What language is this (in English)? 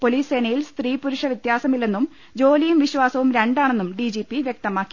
Malayalam